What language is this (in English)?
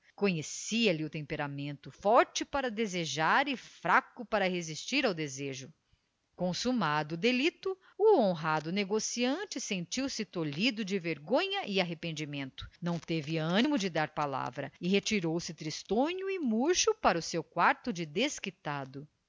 Portuguese